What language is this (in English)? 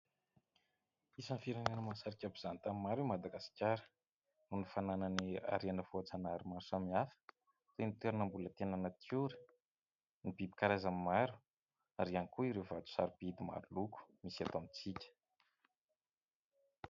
Malagasy